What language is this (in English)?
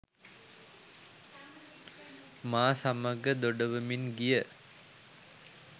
Sinhala